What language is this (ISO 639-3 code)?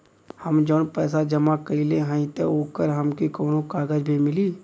bho